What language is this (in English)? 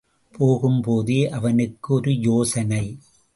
Tamil